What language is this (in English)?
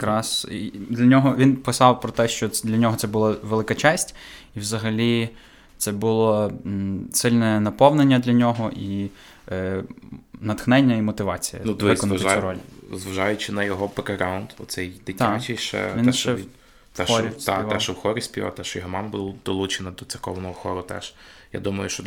Ukrainian